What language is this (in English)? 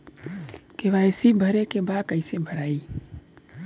Bhojpuri